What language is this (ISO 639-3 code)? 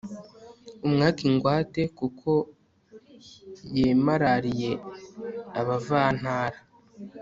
kin